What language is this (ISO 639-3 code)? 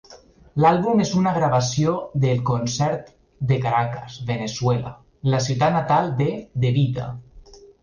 cat